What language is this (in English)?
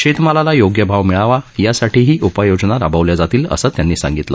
Marathi